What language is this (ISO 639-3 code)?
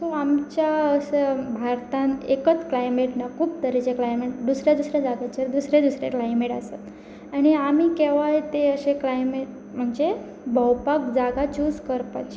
kok